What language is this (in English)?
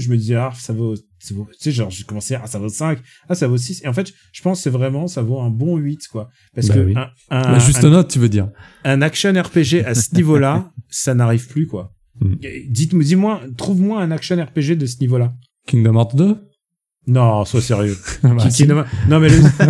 French